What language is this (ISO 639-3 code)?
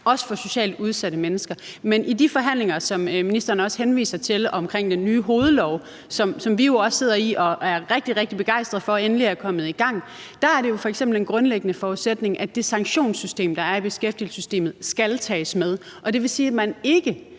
dan